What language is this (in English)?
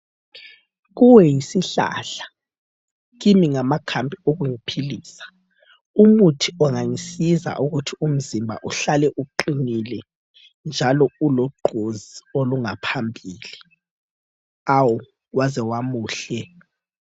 North Ndebele